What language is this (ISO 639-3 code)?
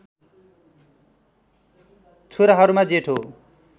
nep